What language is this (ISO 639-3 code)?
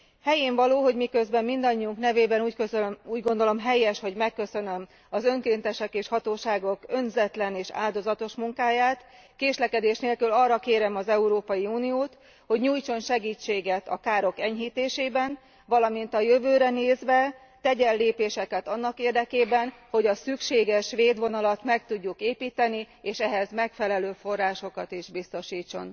hun